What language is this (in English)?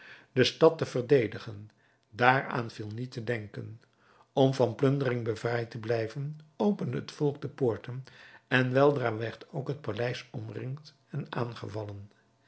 Dutch